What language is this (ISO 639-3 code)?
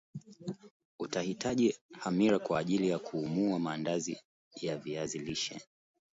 swa